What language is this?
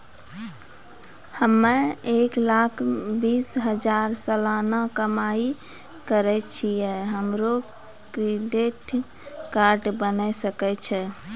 Maithili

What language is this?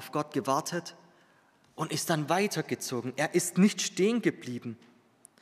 German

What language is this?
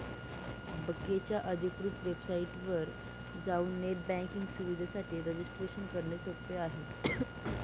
Marathi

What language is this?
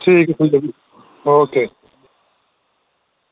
Dogri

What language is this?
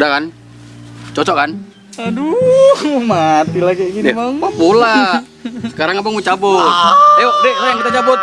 Indonesian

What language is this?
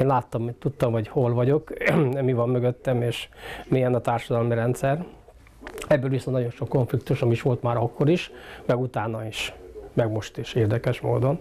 Hungarian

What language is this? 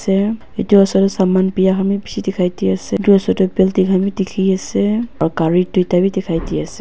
Naga Pidgin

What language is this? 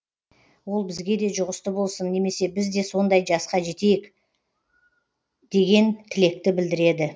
Kazakh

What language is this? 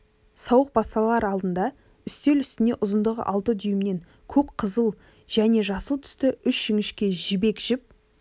Kazakh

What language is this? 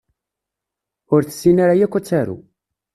Kabyle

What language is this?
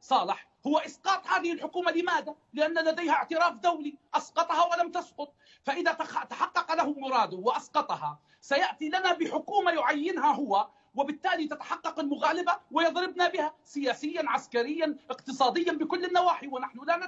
Arabic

